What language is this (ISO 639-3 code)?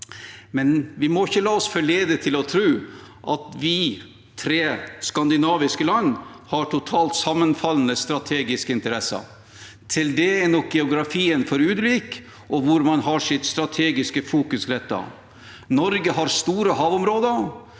nor